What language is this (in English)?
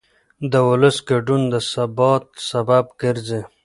Pashto